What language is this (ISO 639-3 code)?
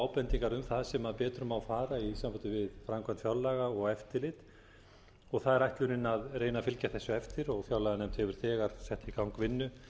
isl